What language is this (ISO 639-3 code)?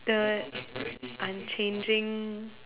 eng